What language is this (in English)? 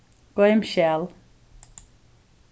Faroese